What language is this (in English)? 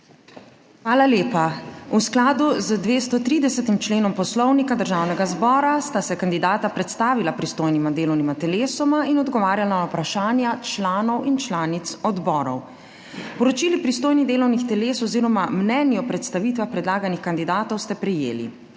Slovenian